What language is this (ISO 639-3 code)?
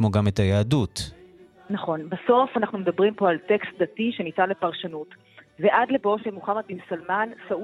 heb